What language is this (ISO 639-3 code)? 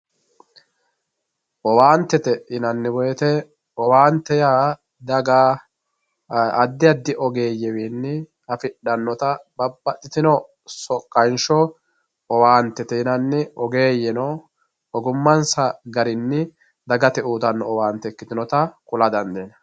sid